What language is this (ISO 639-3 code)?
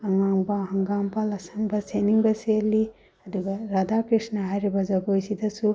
mni